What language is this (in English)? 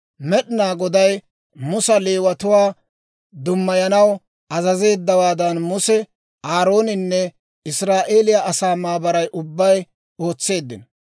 Dawro